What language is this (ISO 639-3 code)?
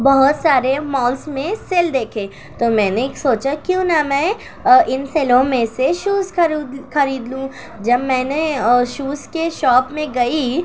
urd